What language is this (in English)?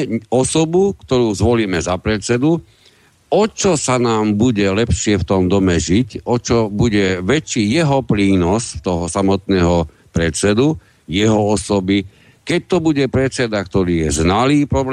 Slovak